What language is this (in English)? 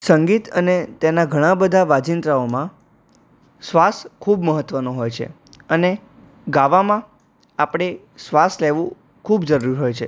Gujarati